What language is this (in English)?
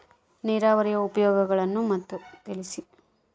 Kannada